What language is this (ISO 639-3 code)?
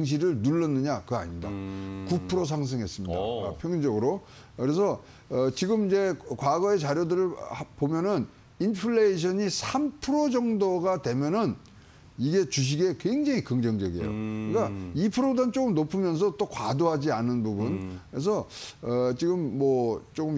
kor